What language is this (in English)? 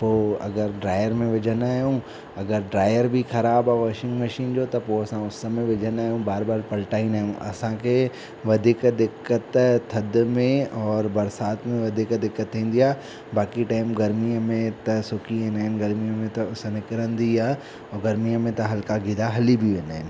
Sindhi